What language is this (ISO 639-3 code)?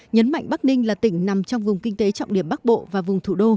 vie